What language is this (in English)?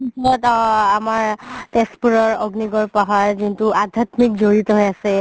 Assamese